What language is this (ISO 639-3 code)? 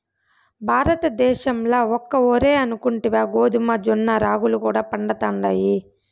tel